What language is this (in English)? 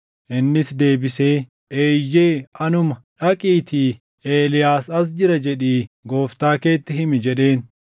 Oromo